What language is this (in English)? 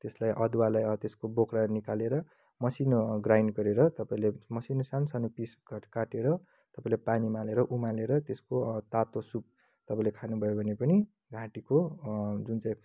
Nepali